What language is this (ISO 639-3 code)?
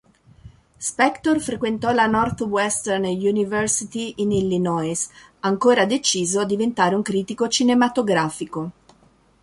ita